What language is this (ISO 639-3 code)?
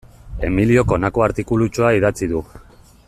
eus